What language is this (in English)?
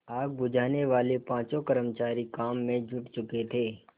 Hindi